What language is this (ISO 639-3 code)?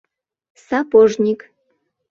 chm